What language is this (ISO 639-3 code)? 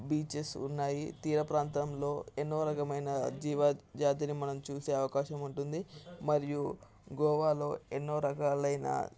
tel